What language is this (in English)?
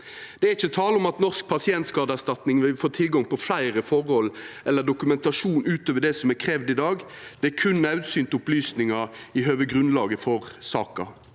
Norwegian